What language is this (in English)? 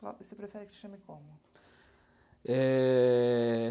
Portuguese